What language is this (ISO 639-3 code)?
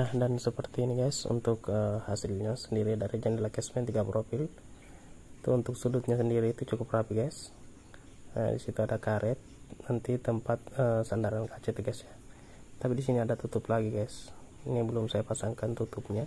ind